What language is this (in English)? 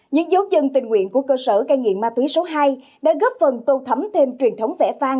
Vietnamese